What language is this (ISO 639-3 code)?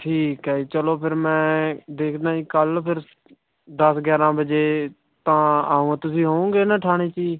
pan